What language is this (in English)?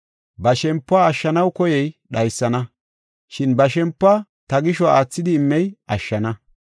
Gofa